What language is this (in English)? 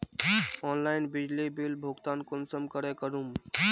Magahi